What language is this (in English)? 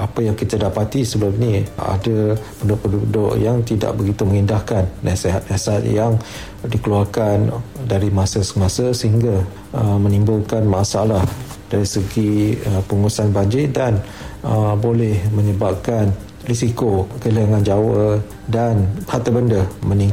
Malay